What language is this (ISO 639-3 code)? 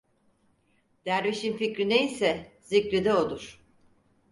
tur